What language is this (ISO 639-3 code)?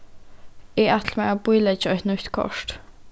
fao